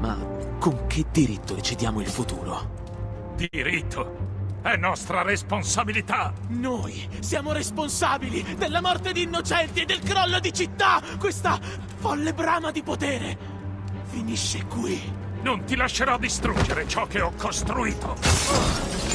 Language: Italian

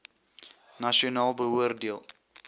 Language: Afrikaans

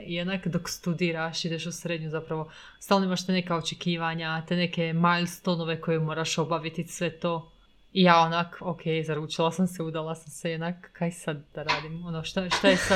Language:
Croatian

